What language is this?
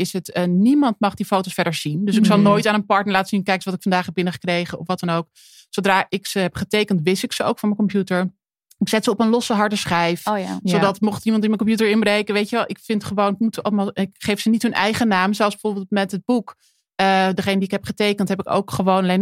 Dutch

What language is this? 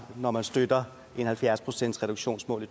Danish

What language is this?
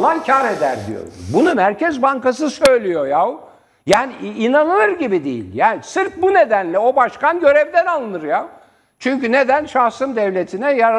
Turkish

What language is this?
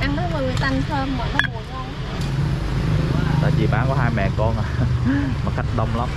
Vietnamese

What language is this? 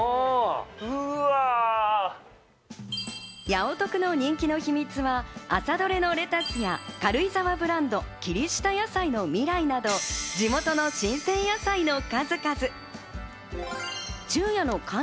Japanese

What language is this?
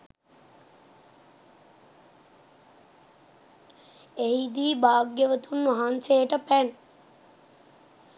Sinhala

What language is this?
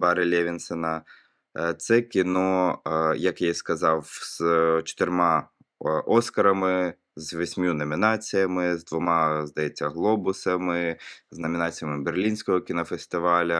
Ukrainian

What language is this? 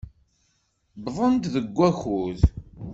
Kabyle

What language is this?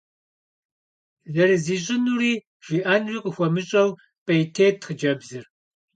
Kabardian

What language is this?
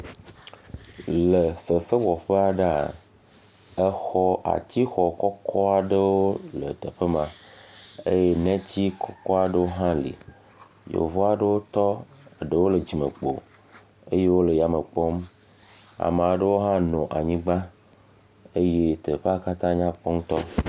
Ewe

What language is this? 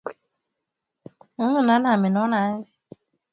Swahili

